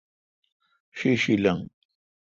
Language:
Kalkoti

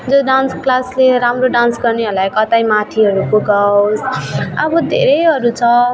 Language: Nepali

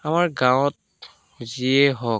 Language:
Assamese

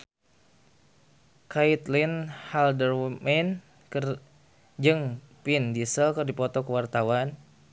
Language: Sundanese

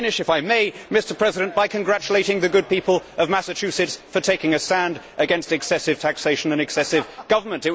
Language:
English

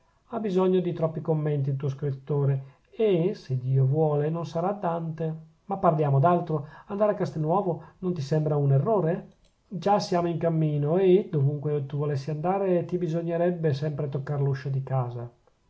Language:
Italian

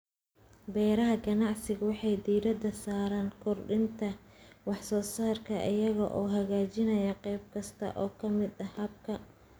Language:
Somali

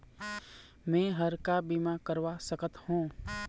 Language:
Chhattisgarhi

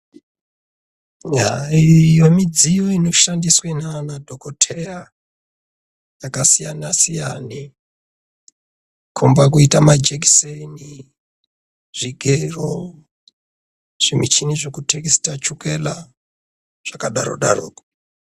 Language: Ndau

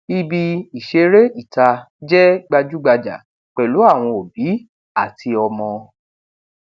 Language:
Yoruba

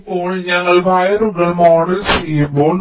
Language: Malayalam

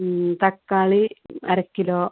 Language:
Malayalam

